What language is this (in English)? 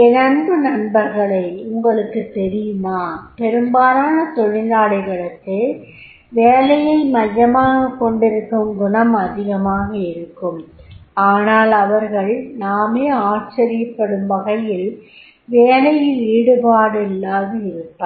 Tamil